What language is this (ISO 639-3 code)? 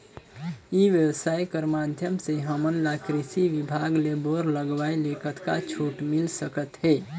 hne